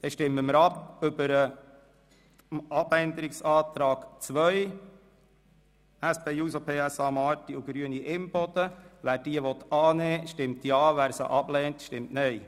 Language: Swiss German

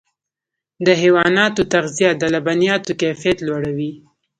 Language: Pashto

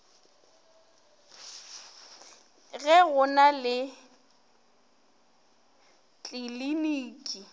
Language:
Northern Sotho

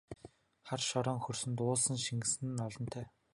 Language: Mongolian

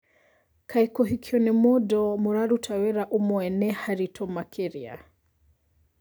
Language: Kikuyu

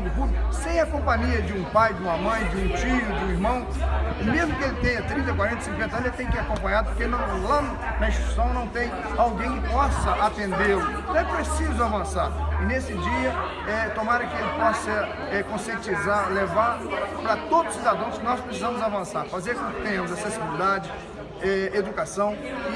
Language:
Portuguese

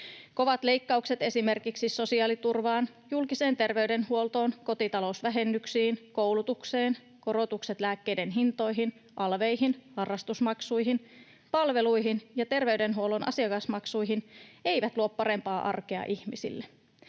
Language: Finnish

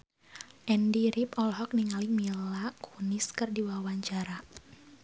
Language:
Sundanese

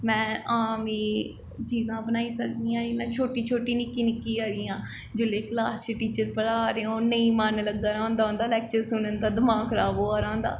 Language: Dogri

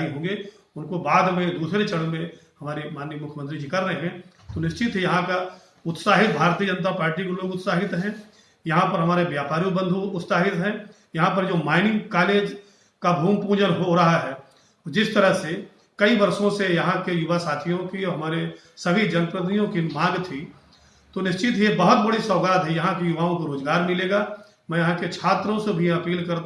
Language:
Hindi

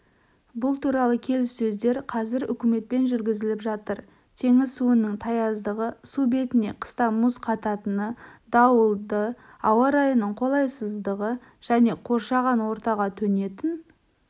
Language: Kazakh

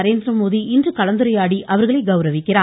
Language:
Tamil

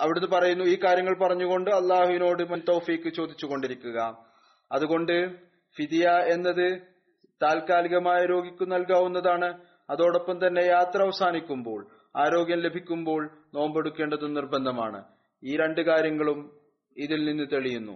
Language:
Malayalam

